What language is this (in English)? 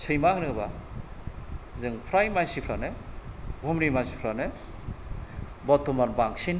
Bodo